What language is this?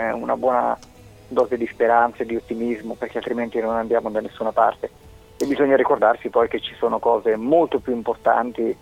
Italian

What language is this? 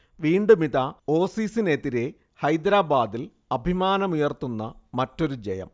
Malayalam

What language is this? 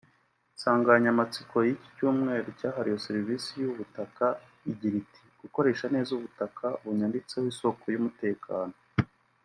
Kinyarwanda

